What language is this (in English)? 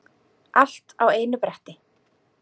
Icelandic